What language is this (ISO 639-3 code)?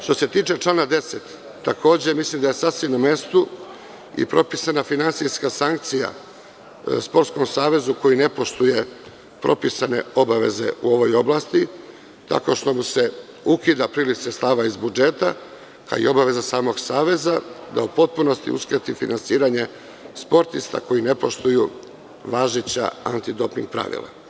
srp